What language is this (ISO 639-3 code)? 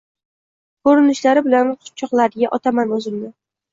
uzb